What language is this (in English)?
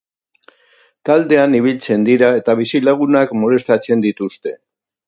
Basque